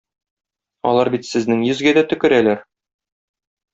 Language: Tatar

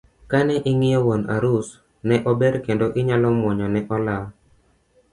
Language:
Luo (Kenya and Tanzania)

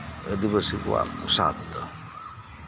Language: Santali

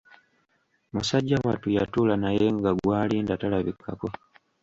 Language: Ganda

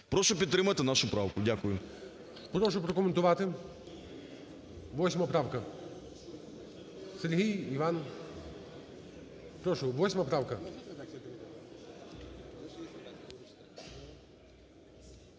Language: Ukrainian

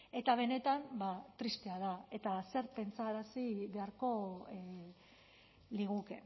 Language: Basque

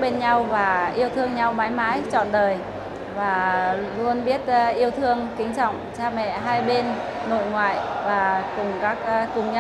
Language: Vietnamese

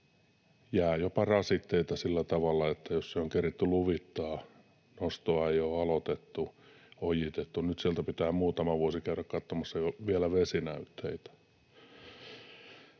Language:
Finnish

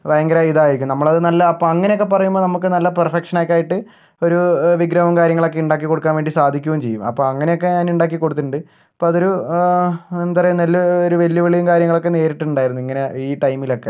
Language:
Malayalam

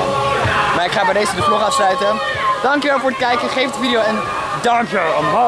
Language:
Dutch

